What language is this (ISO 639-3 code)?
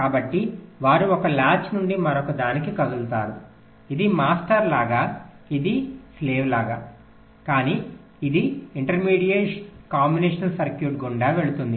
tel